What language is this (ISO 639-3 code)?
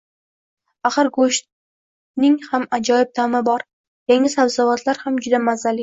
uzb